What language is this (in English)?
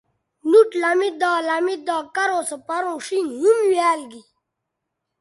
Bateri